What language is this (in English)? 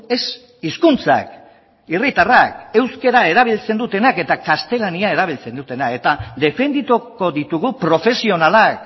Basque